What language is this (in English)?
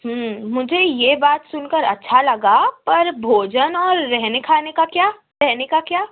Urdu